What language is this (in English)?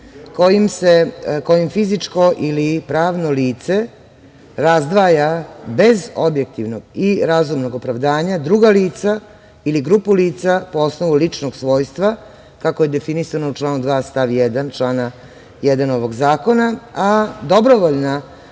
Serbian